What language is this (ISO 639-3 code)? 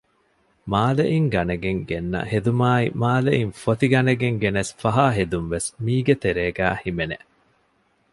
div